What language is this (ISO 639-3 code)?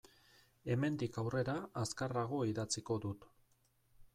eus